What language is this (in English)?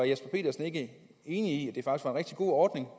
Danish